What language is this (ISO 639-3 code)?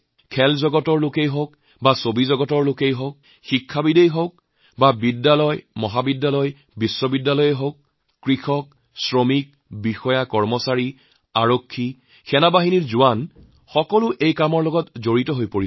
asm